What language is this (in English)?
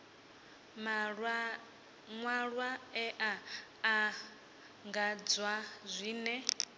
Venda